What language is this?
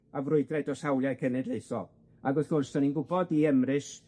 Welsh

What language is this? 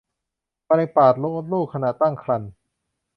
Thai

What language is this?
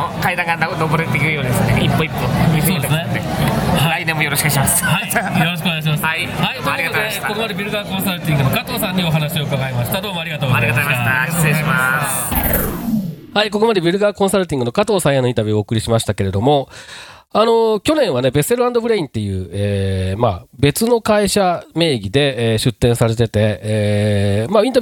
Japanese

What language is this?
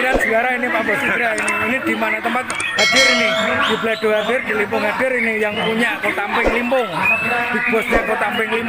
Indonesian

